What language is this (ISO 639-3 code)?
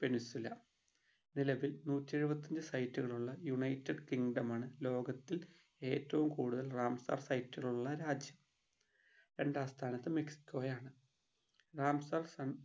mal